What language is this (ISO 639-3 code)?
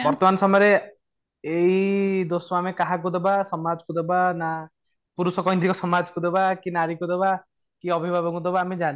ori